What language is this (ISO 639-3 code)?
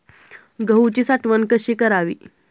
mar